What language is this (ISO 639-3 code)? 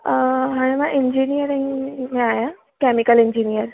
snd